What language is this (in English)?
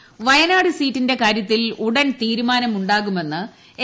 Malayalam